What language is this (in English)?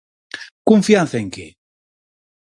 Galician